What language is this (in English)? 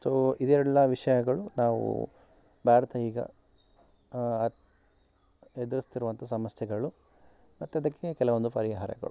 Kannada